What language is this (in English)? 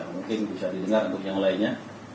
Indonesian